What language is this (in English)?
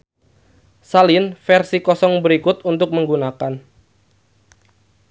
Sundanese